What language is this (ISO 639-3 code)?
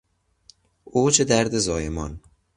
fas